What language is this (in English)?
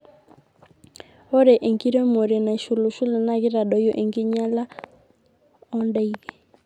Masai